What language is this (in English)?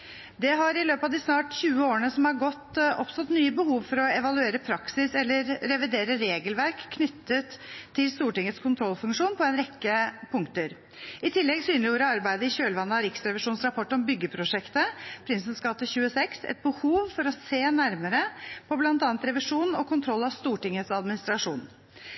Norwegian Bokmål